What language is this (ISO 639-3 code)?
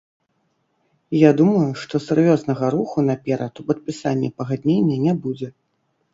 bel